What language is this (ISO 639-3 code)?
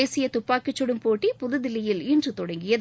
tam